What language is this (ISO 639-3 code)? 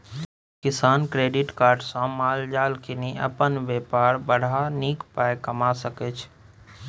mai